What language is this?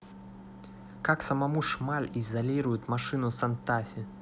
Russian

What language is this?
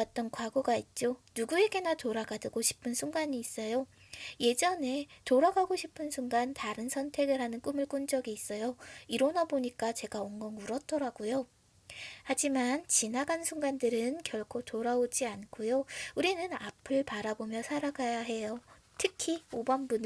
Korean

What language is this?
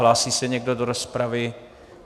Czech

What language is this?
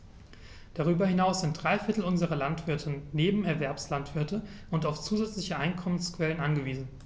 German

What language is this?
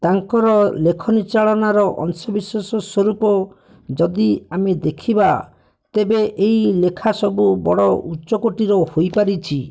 Odia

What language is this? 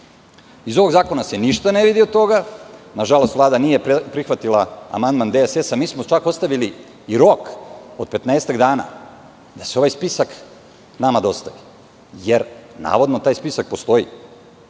Serbian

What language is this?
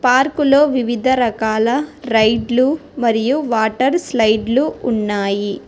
Telugu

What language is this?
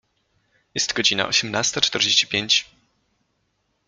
Polish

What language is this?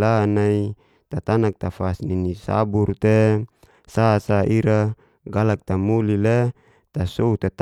Geser-Gorom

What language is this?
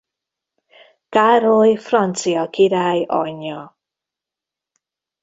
Hungarian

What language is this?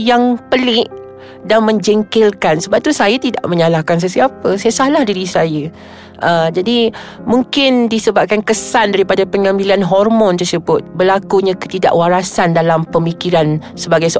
Malay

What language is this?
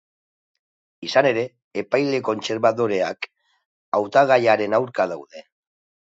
Basque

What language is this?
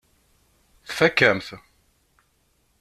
Kabyle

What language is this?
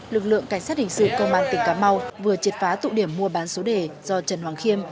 Vietnamese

